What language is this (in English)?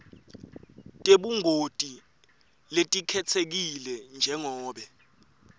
Swati